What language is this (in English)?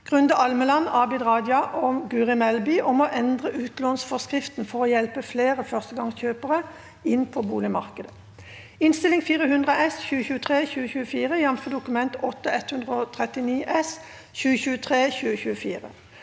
Norwegian